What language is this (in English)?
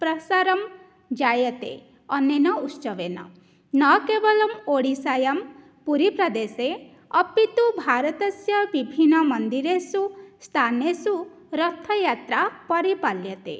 Sanskrit